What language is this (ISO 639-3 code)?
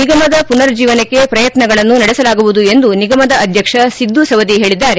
kan